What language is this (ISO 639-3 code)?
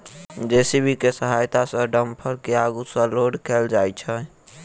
mai